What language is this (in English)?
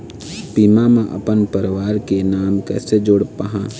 Chhattisgarhi